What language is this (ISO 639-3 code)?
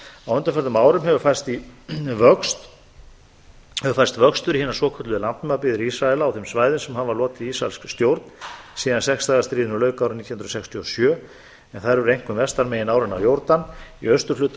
isl